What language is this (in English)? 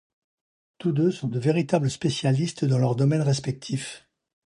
French